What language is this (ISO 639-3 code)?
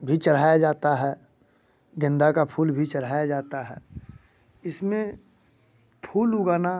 hin